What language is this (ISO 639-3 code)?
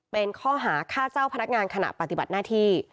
tha